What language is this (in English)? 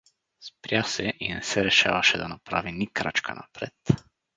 Bulgarian